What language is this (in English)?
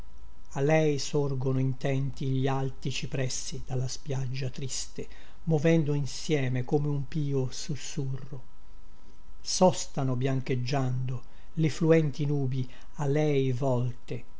Italian